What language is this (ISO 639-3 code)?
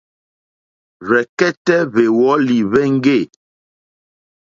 bri